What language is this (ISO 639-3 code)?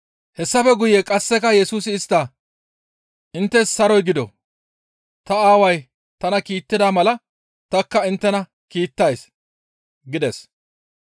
gmv